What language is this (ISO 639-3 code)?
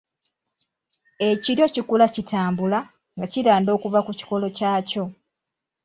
lug